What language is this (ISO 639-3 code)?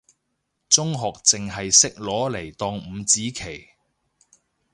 yue